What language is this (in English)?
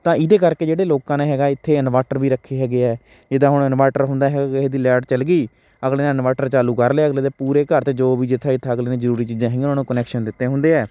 Punjabi